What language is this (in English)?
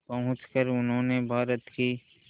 Hindi